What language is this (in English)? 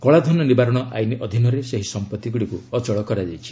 Odia